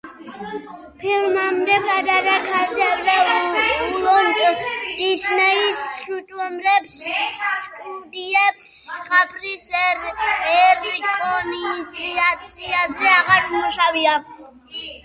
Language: Georgian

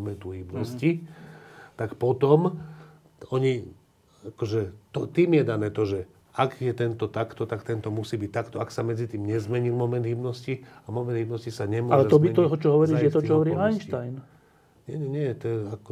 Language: Slovak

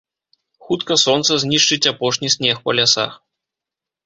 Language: Belarusian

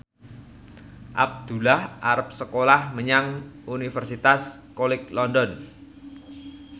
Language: Javanese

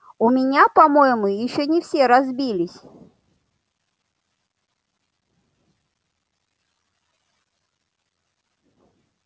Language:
Russian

